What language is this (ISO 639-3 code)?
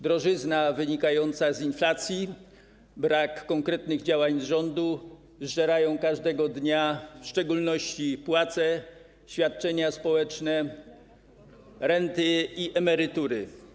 pol